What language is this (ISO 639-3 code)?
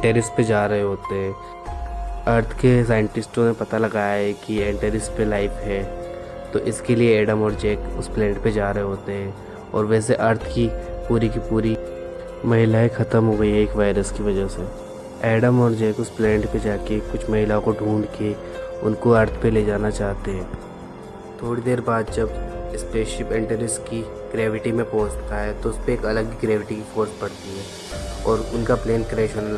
hin